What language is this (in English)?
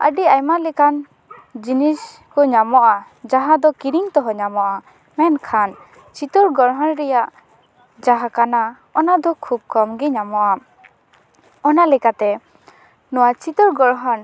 Santali